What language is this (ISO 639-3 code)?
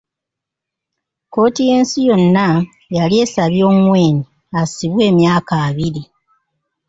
lug